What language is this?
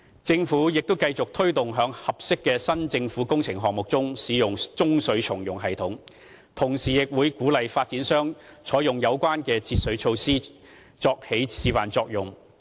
Cantonese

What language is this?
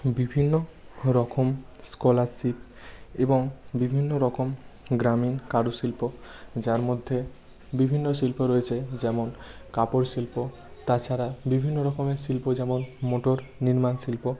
Bangla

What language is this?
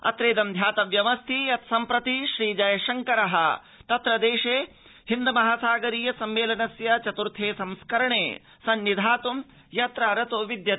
Sanskrit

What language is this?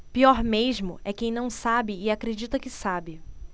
Portuguese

